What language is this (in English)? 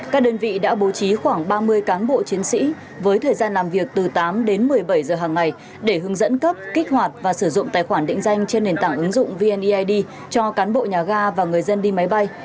Vietnamese